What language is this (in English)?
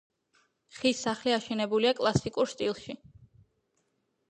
Georgian